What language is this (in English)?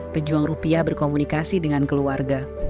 Indonesian